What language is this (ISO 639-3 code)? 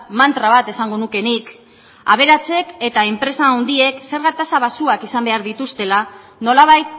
eus